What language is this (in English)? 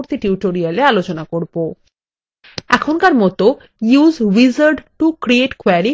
Bangla